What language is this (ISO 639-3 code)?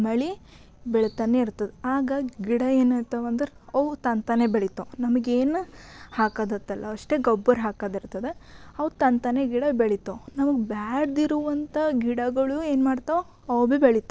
kan